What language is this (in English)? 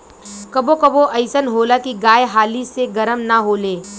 Bhojpuri